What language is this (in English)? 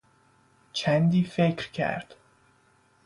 Persian